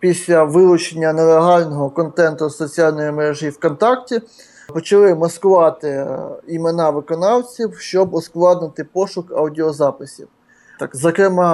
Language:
Ukrainian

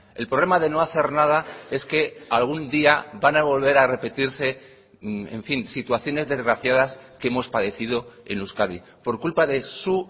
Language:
Spanish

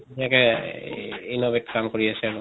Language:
Assamese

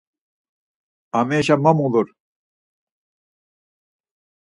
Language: Laz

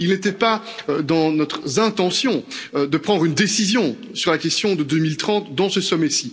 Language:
French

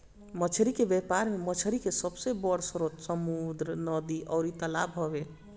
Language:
Bhojpuri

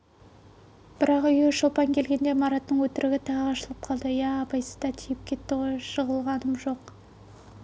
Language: Kazakh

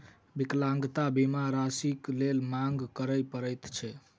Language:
Maithili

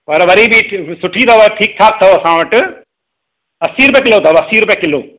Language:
Sindhi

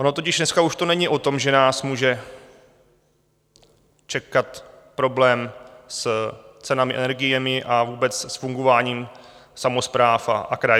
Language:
Czech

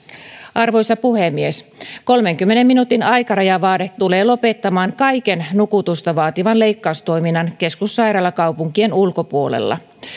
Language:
Finnish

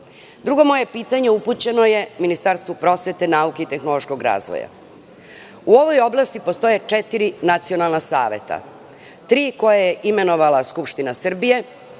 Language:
Serbian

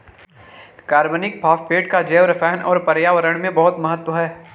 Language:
Hindi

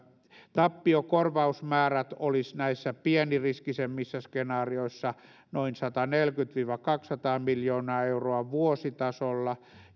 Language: Finnish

